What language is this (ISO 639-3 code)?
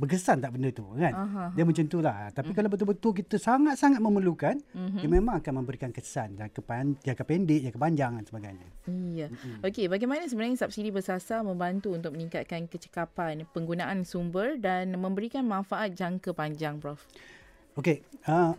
msa